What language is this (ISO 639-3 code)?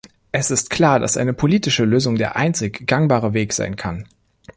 deu